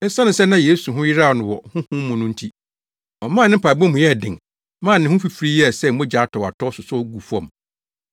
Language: Akan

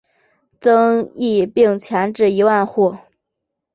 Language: Chinese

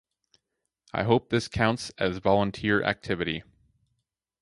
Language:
English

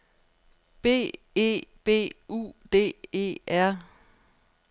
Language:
Danish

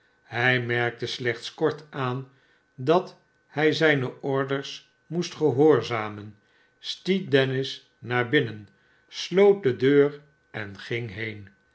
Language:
Dutch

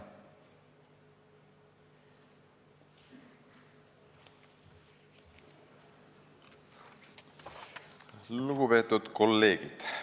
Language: Estonian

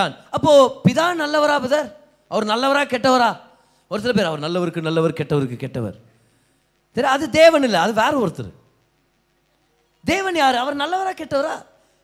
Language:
Tamil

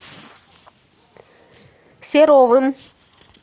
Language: Russian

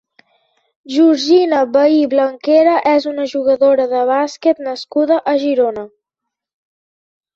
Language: Catalan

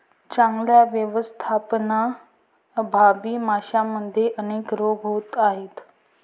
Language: Marathi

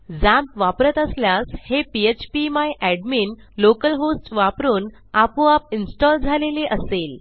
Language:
Marathi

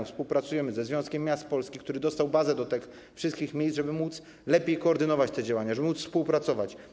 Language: Polish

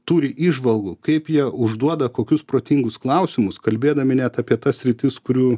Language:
Lithuanian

